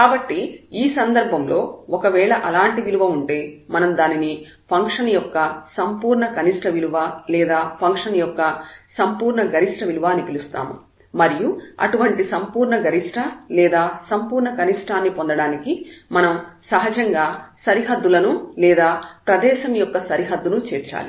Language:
Telugu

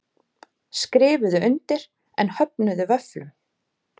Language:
Icelandic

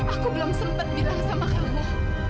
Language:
Indonesian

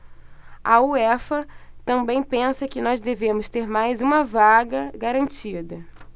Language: Portuguese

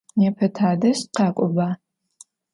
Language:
Adyghe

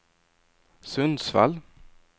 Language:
Swedish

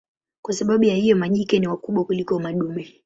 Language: Swahili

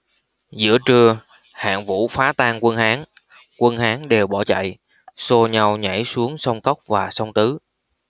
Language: Vietnamese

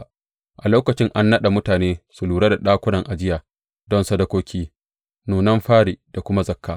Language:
Hausa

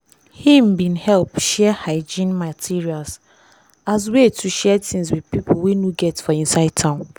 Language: Nigerian Pidgin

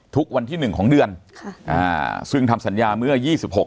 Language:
Thai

